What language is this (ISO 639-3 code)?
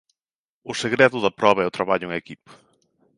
glg